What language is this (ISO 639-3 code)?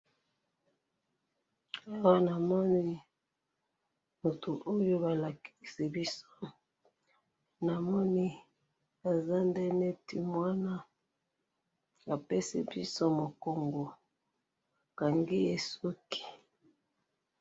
lin